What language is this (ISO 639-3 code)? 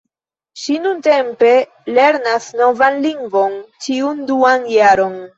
epo